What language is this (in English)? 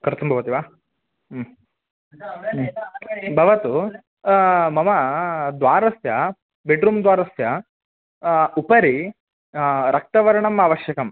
Sanskrit